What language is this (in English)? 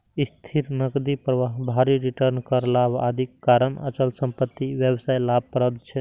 Maithili